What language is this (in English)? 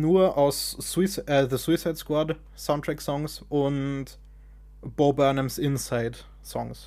German